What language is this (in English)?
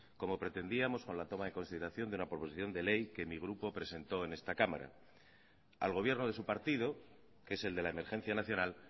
Spanish